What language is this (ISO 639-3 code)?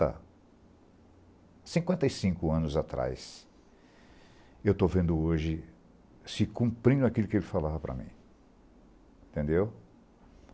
por